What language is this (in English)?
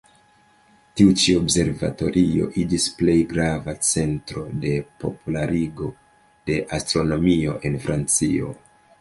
Esperanto